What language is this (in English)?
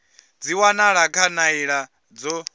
Venda